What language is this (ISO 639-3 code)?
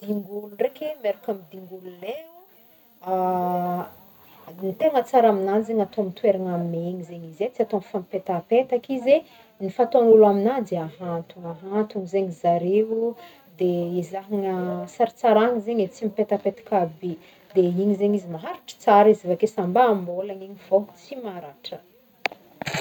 bmm